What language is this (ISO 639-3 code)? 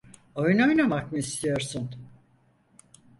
tur